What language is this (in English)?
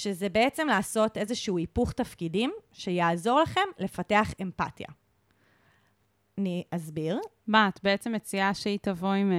Hebrew